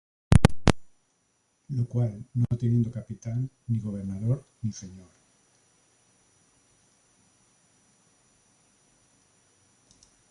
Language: Spanish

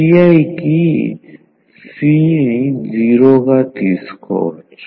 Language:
Telugu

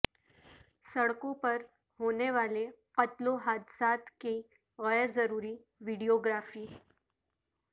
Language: Urdu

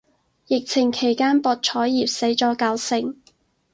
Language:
Cantonese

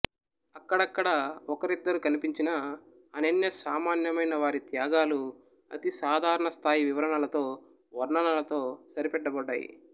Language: Telugu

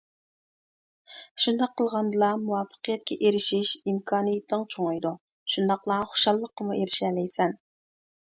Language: Uyghur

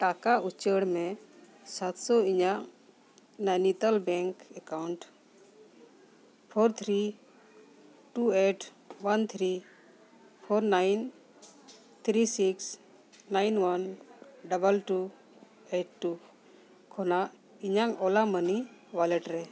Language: Santali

